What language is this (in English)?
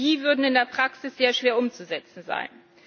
German